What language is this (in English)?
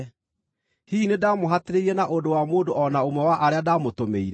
Kikuyu